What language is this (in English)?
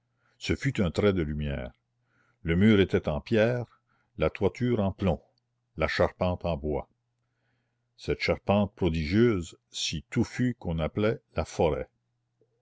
French